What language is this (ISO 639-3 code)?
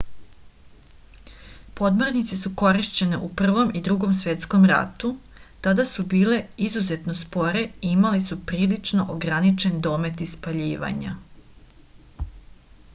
srp